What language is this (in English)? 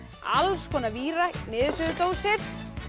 Icelandic